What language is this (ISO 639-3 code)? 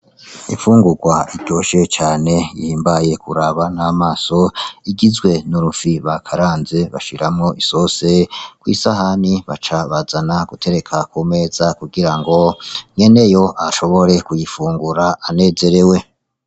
run